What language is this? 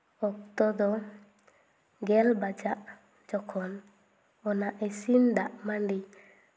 Santali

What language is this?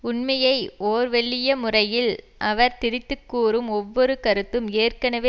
Tamil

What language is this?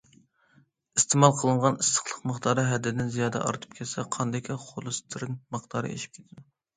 Uyghur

